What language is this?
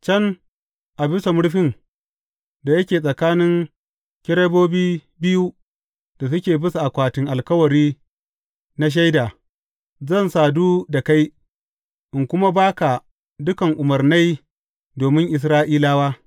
Hausa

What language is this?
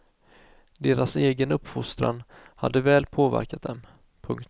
Swedish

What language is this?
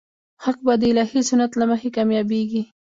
Pashto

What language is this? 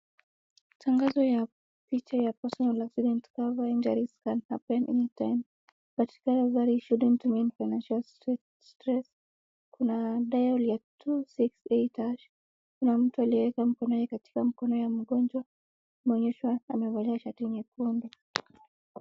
Swahili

